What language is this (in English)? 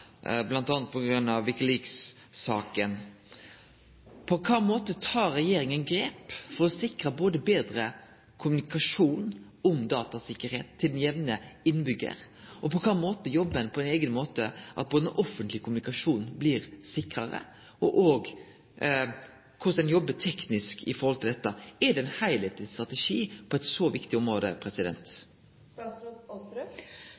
Norwegian Nynorsk